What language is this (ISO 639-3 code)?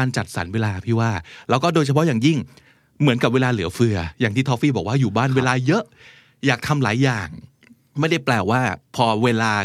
tha